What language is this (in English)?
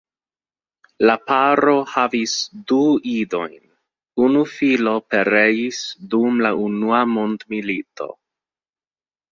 Esperanto